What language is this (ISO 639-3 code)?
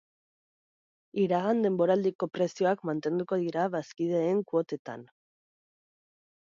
eus